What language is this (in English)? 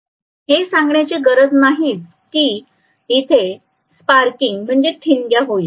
Marathi